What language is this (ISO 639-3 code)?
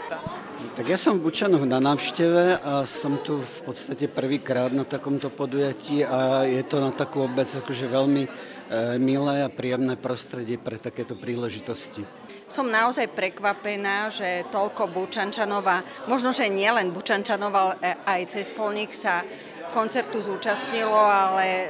slk